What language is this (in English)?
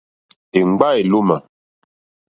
Mokpwe